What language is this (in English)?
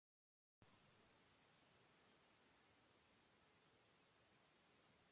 Persian